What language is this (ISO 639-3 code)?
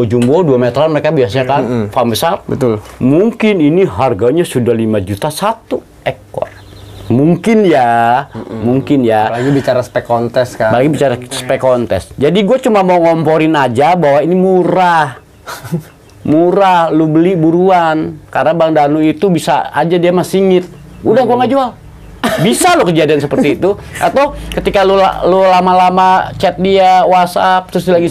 ind